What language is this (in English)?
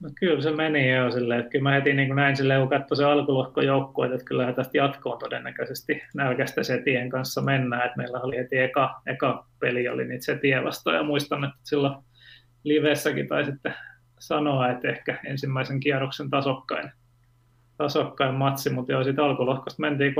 Finnish